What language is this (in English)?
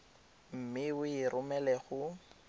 Tswana